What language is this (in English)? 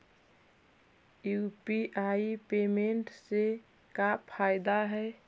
Magahi